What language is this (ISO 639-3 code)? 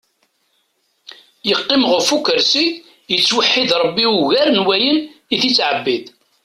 kab